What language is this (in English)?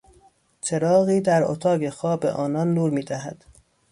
Persian